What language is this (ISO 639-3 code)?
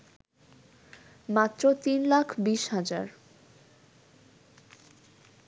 ben